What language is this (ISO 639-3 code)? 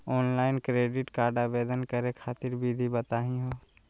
mag